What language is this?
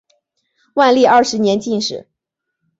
Chinese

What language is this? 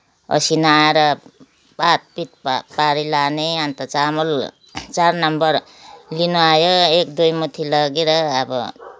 Nepali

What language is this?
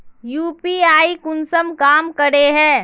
Magahi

